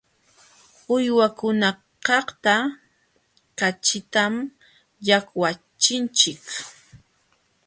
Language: Jauja Wanca Quechua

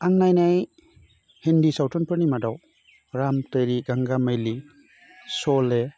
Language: Bodo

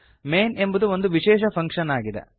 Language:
Kannada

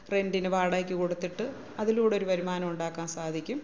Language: Malayalam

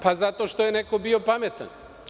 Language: Serbian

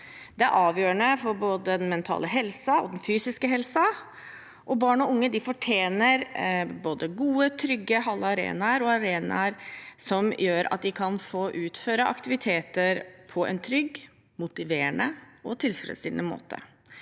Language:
Norwegian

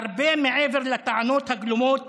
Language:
Hebrew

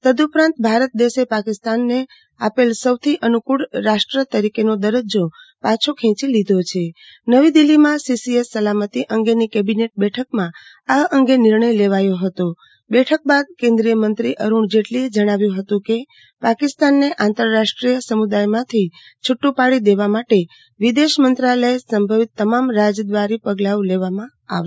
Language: Gujarati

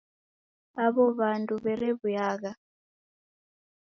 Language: Taita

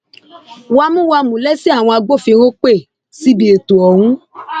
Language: Yoruba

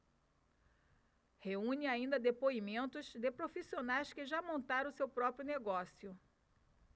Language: Portuguese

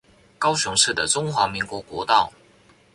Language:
Chinese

